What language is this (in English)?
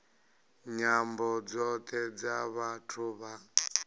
Venda